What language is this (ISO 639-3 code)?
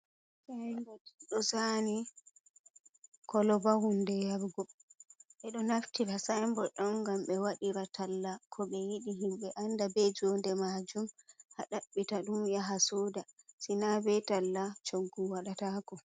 ful